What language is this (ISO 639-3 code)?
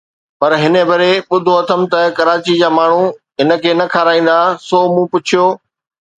snd